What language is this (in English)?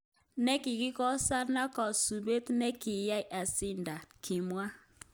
Kalenjin